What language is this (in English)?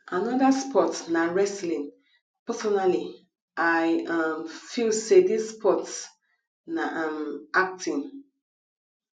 Nigerian Pidgin